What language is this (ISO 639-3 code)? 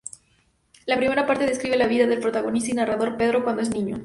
spa